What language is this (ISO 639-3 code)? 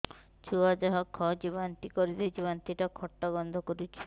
ori